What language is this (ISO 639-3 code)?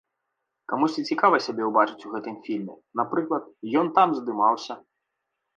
bel